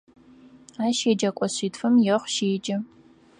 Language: Adyghe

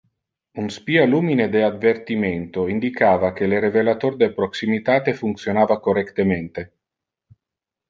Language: Interlingua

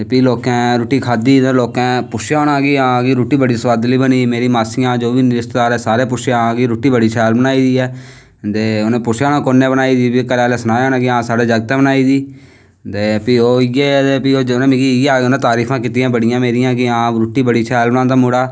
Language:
Dogri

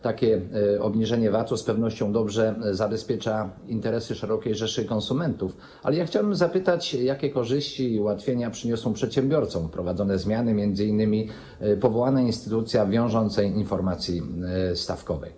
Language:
Polish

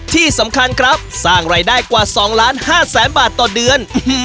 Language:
Thai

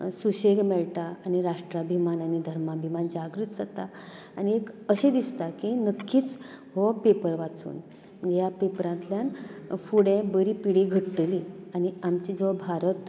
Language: Konkani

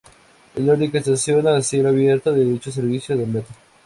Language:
Spanish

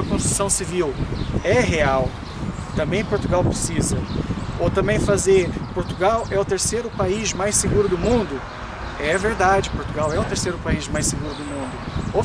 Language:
Portuguese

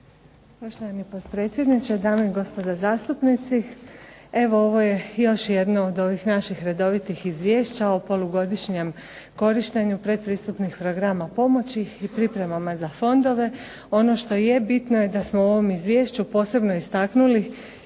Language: Croatian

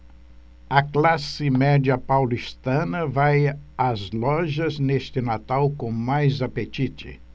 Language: Portuguese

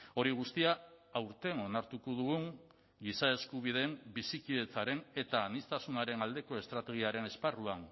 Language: Basque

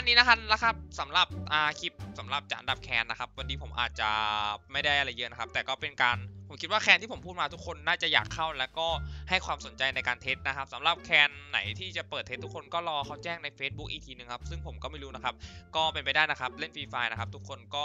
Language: Thai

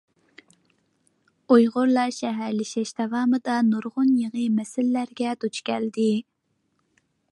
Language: Uyghur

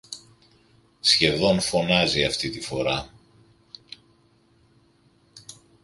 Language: Greek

